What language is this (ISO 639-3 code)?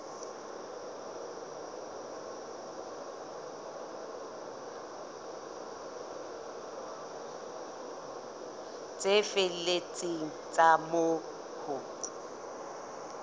sot